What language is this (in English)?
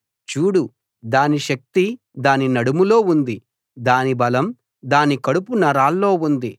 Telugu